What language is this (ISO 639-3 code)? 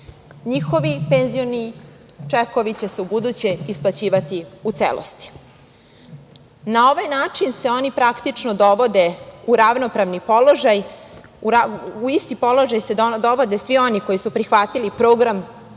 srp